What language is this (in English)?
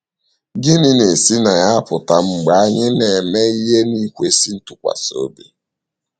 Igbo